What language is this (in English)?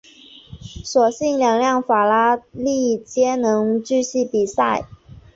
Chinese